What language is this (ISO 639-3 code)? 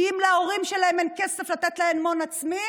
heb